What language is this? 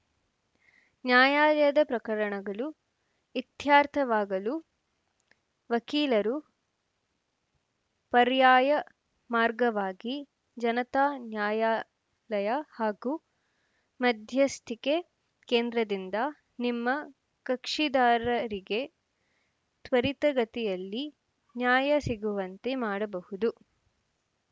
Kannada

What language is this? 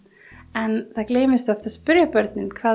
Icelandic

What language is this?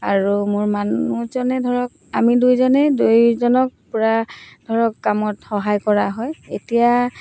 Assamese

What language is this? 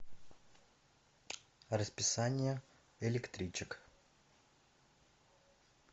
Russian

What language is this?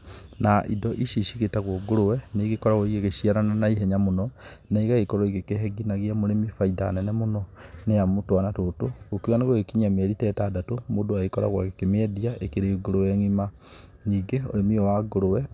Kikuyu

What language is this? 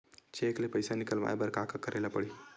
Chhattisgarhi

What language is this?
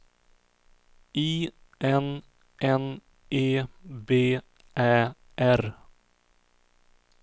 Swedish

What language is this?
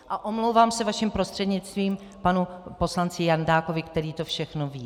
Czech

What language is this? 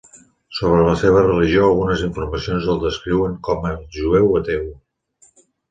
Catalan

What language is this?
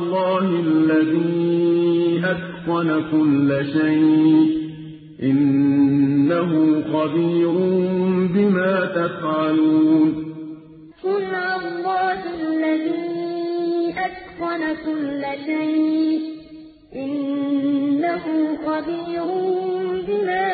Arabic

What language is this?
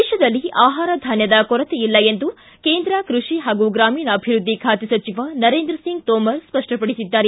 Kannada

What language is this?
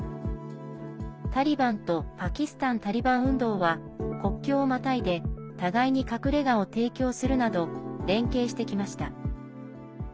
Japanese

